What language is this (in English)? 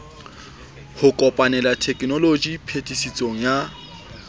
Southern Sotho